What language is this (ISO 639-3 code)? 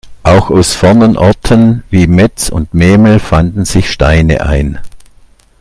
deu